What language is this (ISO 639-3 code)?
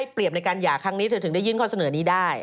tha